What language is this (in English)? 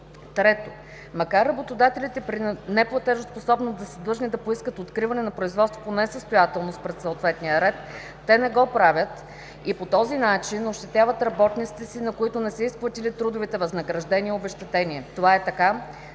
Bulgarian